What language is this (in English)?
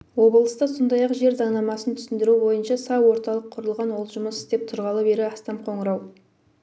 Kazakh